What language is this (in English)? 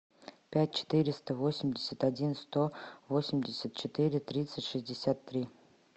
Russian